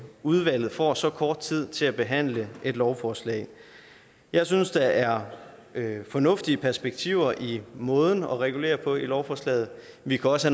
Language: Danish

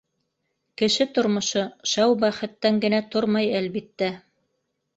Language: Bashkir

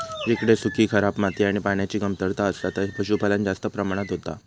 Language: Marathi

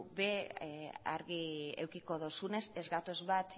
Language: Basque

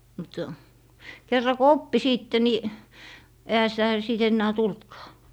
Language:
Finnish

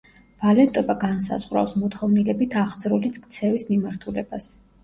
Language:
Georgian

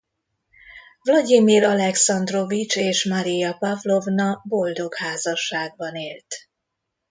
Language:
Hungarian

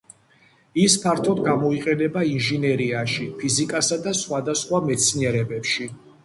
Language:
Georgian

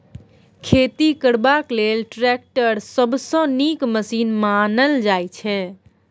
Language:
Maithili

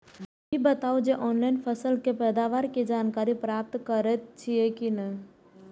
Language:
Maithili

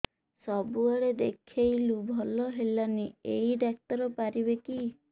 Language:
Odia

